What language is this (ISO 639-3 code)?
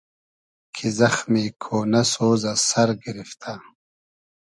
haz